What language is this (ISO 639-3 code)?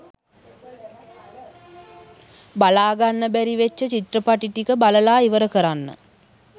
sin